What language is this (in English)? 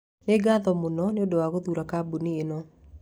Kikuyu